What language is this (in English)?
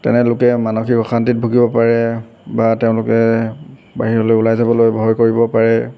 Assamese